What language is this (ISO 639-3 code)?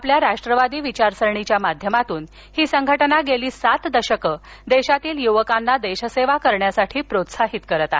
mar